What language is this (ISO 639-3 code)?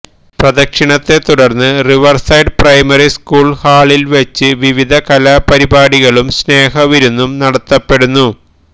mal